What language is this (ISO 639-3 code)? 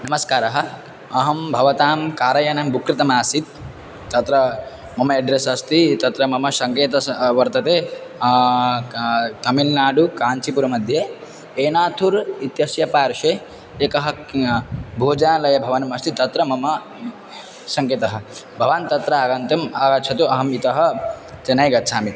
san